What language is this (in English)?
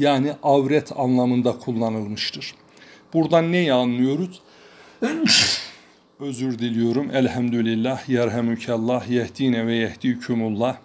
Turkish